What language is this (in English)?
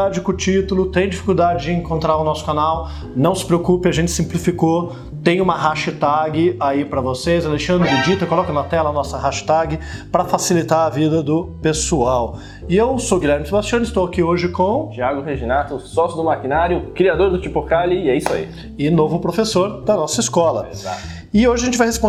Portuguese